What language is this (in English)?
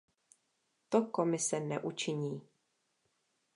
Czech